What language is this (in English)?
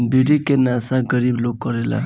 Bhojpuri